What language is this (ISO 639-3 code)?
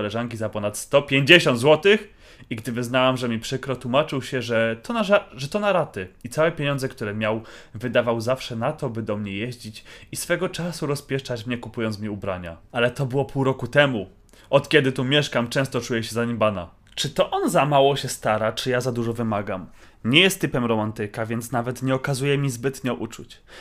pol